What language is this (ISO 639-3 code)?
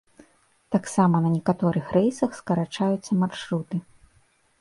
bel